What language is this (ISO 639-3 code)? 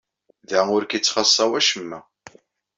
kab